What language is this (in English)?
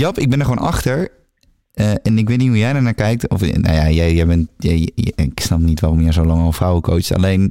Dutch